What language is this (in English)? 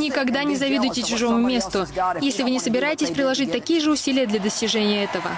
Russian